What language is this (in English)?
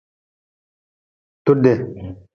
Nawdm